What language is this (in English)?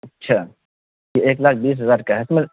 Urdu